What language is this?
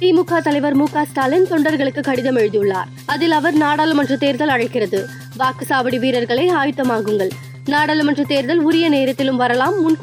Tamil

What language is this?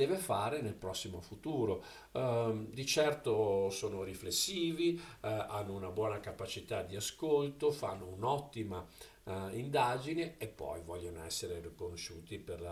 Italian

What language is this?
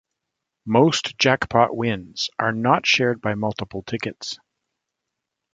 English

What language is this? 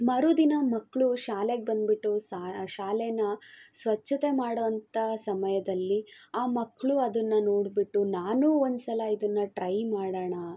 Kannada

